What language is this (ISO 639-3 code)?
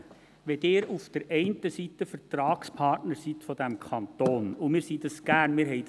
gsw